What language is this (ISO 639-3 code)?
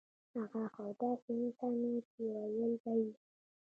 pus